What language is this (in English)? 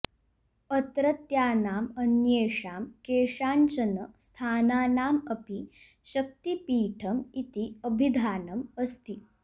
Sanskrit